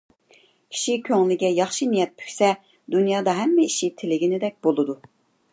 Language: Uyghur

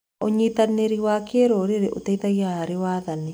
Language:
Kikuyu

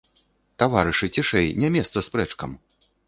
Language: Belarusian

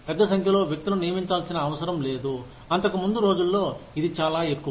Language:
Telugu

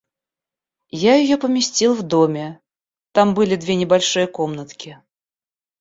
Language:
Russian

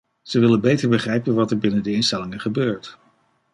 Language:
Dutch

